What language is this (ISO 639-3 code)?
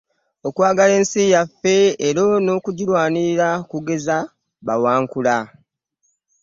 lug